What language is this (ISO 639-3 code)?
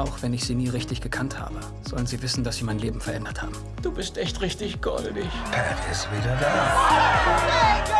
deu